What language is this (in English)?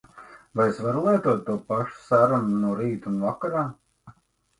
Latvian